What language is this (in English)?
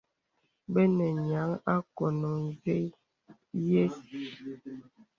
Bebele